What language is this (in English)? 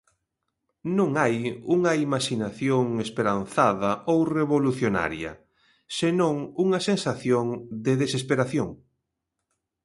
Galician